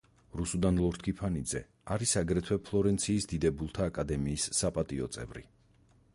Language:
Georgian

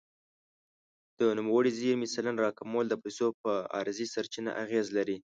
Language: Pashto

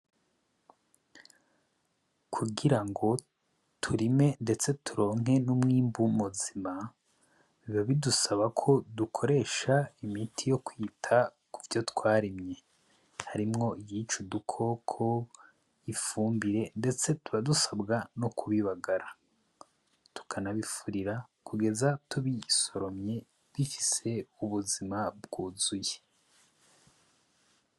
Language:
Rundi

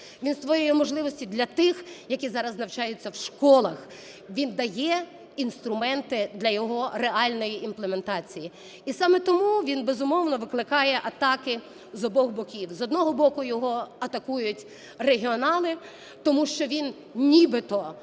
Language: Ukrainian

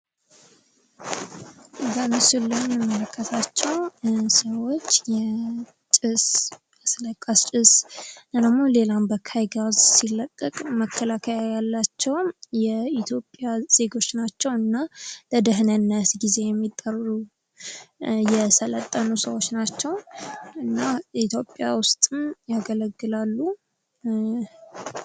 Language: Amharic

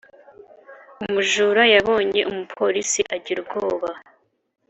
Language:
Kinyarwanda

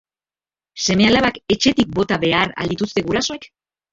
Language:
Basque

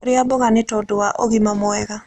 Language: Kikuyu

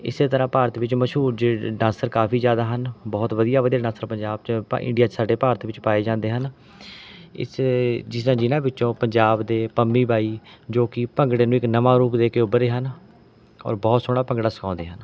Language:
Punjabi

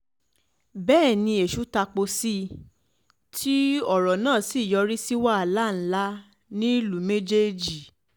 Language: Yoruba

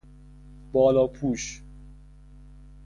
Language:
Persian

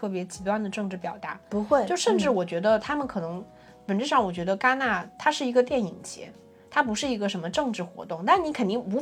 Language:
Chinese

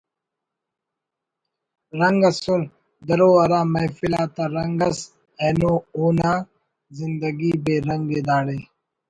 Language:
Brahui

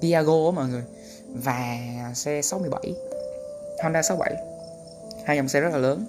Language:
Vietnamese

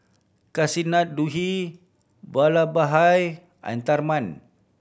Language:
English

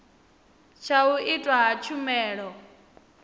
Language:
Venda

